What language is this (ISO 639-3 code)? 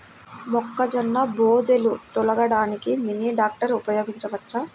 tel